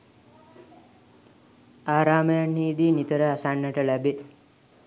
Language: Sinhala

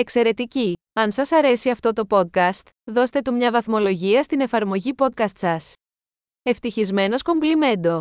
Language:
Greek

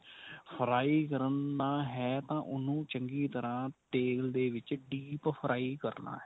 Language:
Punjabi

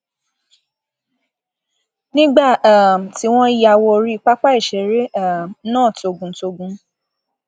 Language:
Yoruba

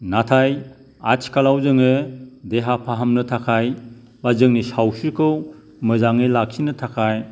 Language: Bodo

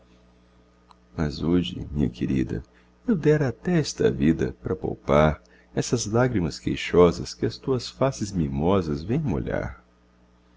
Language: Portuguese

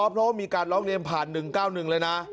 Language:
Thai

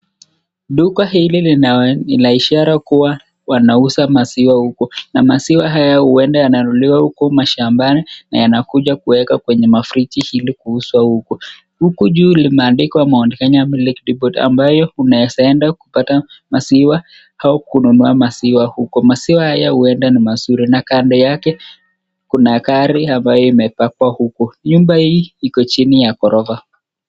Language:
Swahili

